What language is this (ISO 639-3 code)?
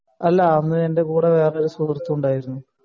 mal